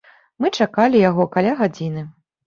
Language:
Belarusian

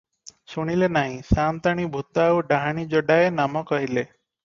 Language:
Odia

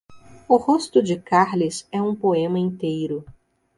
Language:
Portuguese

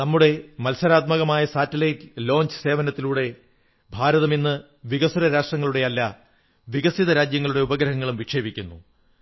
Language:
Malayalam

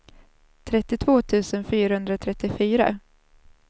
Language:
Swedish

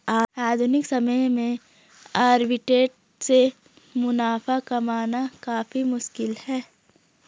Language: Hindi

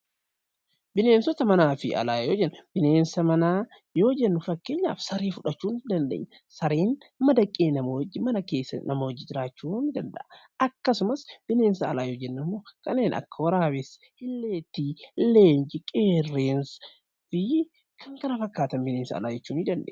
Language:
Oromo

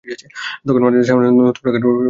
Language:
Bangla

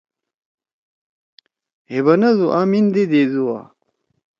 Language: Torwali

